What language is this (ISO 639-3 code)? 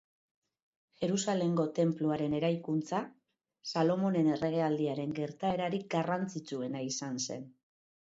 eus